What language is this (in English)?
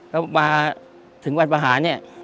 Thai